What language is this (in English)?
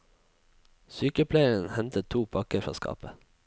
Norwegian